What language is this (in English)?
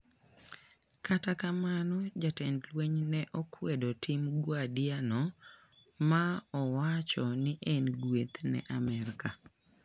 Luo (Kenya and Tanzania)